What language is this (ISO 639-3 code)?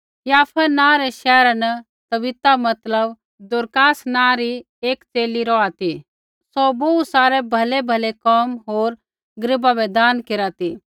kfx